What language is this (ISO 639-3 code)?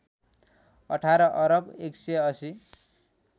nep